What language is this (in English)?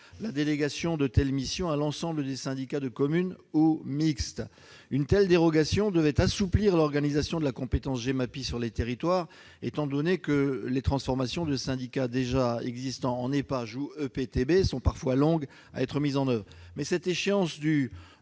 French